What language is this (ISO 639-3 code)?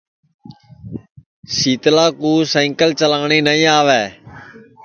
ssi